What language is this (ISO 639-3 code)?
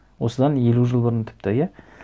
kaz